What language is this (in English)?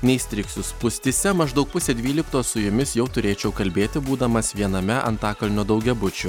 Lithuanian